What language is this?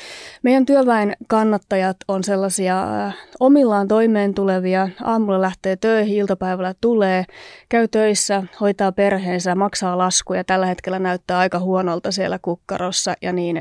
Finnish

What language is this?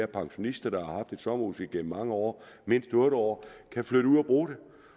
Danish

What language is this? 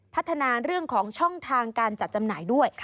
Thai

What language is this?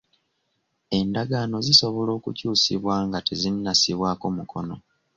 Ganda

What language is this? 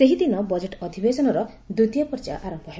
Odia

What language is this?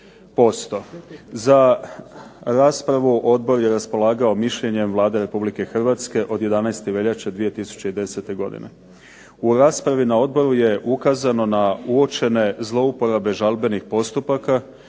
Croatian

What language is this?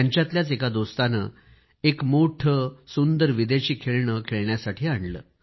Marathi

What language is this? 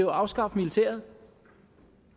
Danish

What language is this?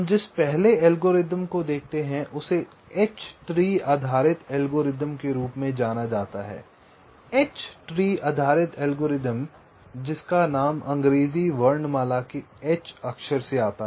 Hindi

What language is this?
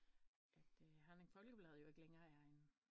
Danish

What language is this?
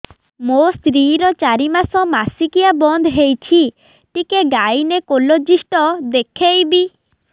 Odia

